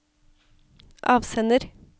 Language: Norwegian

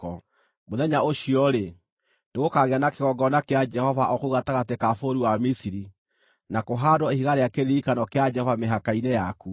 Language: Kikuyu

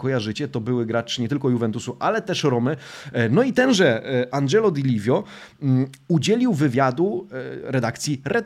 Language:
Polish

